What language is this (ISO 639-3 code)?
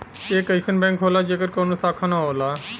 bho